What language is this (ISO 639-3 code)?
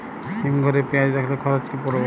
ben